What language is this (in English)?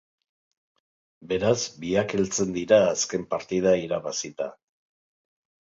Basque